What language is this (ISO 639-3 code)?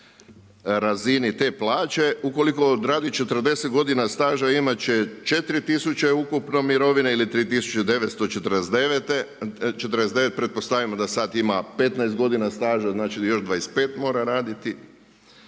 hrv